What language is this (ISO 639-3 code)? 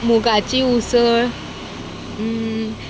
kok